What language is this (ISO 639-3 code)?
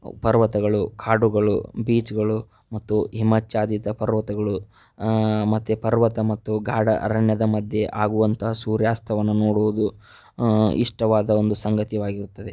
kan